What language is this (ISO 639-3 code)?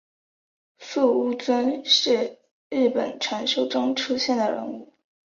zho